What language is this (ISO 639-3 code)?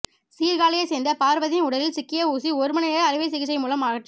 tam